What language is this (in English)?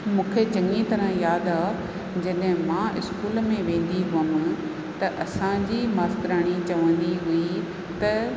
Sindhi